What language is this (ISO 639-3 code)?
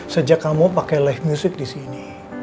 ind